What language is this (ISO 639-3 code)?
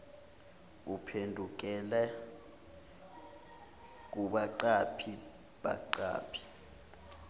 zul